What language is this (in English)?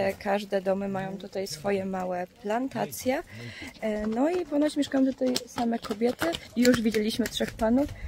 Polish